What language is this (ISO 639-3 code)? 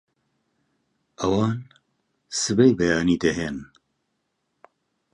ckb